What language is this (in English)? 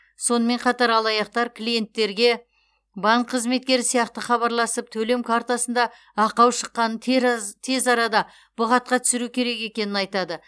Kazakh